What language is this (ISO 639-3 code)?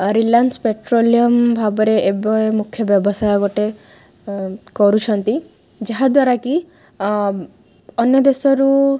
ori